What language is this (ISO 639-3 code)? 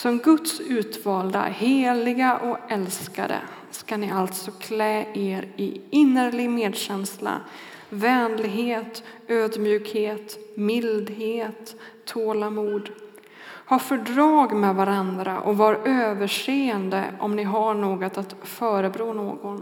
swe